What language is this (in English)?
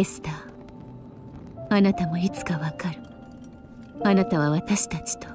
Japanese